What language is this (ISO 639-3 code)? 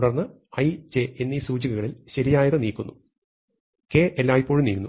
mal